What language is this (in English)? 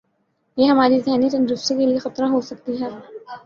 Urdu